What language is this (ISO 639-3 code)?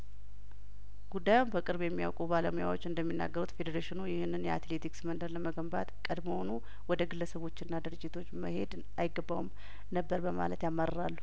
amh